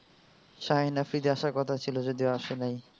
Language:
Bangla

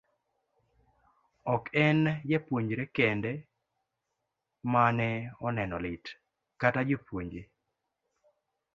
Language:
Luo (Kenya and Tanzania)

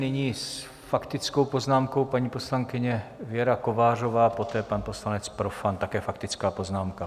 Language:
Czech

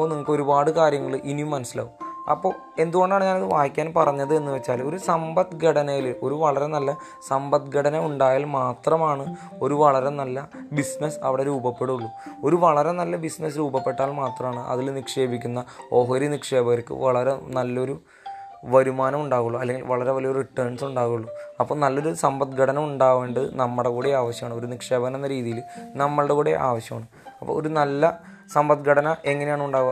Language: Malayalam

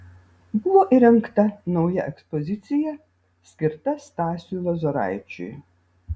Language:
Lithuanian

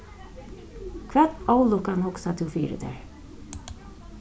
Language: Faroese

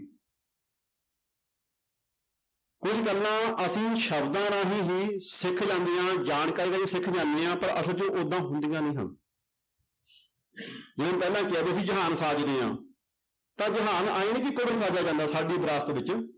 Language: Punjabi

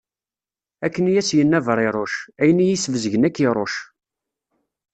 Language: Kabyle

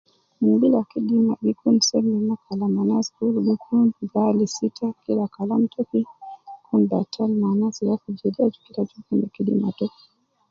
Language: Nubi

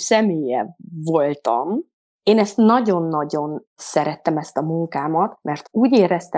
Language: Hungarian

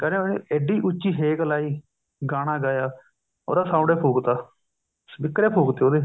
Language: Punjabi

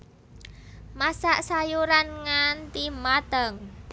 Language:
Javanese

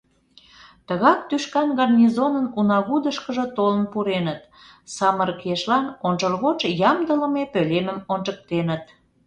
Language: Mari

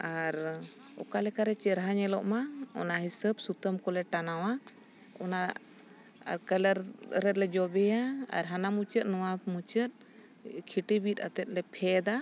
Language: Santali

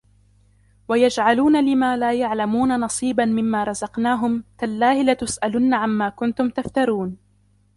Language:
Arabic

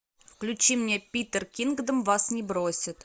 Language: Russian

